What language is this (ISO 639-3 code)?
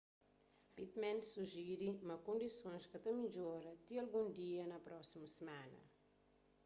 kea